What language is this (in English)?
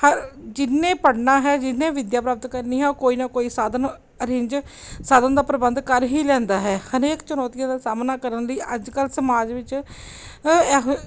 Punjabi